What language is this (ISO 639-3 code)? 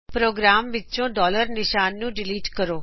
pan